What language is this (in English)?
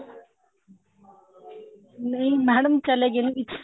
Punjabi